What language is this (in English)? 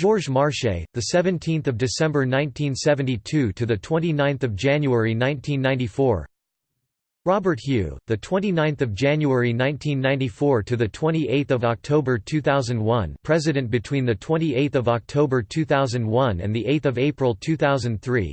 English